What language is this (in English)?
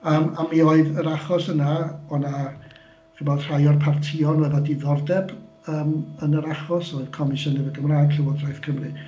Welsh